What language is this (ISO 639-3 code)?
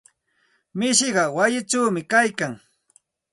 qxt